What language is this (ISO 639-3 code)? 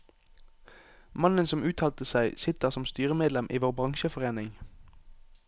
nor